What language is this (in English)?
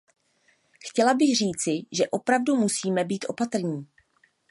Czech